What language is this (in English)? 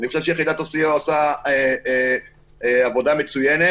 Hebrew